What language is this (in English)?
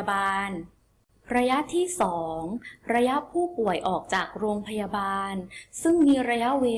Thai